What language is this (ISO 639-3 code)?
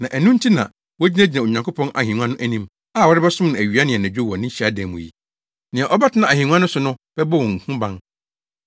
aka